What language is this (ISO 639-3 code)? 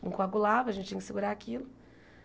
por